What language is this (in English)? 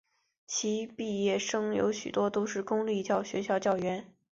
Chinese